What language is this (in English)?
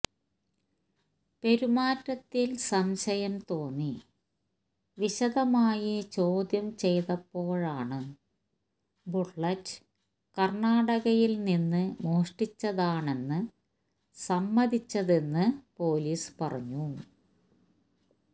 Malayalam